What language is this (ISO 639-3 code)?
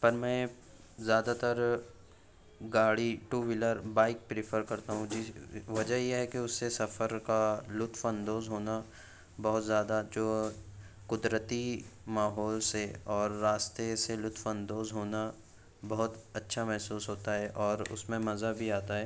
urd